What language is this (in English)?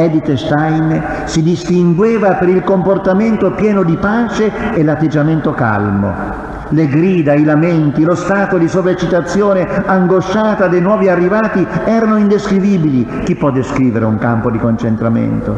Italian